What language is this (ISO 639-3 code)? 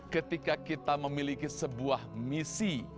ind